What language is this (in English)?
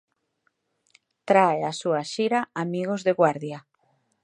Galician